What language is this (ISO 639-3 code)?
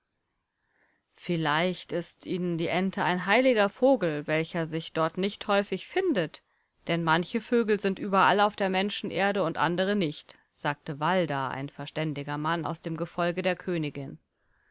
deu